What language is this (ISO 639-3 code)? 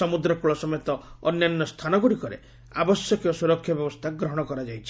ori